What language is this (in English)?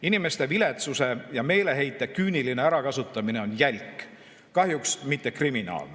Estonian